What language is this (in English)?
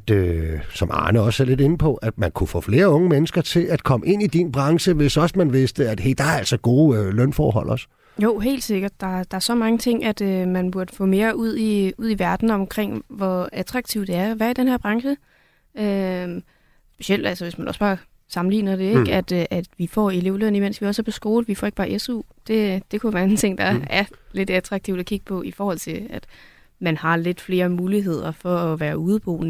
Danish